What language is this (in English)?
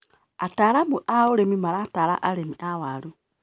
Kikuyu